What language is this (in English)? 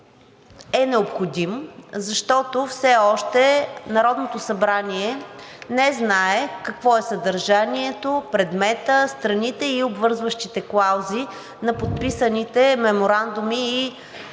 Bulgarian